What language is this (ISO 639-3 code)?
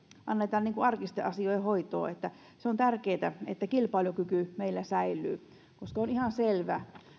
fin